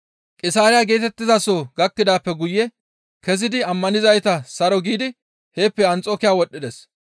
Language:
Gamo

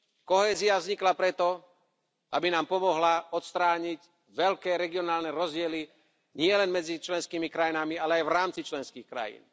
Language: Slovak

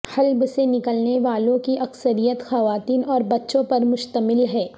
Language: Urdu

